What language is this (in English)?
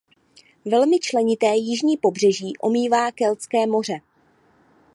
Czech